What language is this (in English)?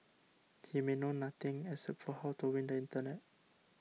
English